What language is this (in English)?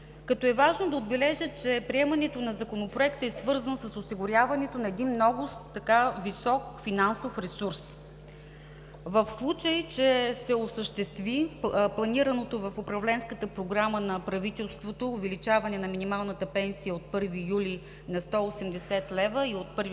Bulgarian